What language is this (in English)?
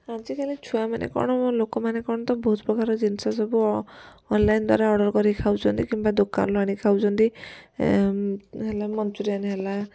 Odia